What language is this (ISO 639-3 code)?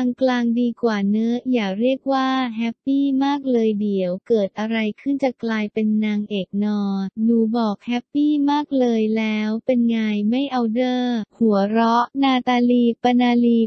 tha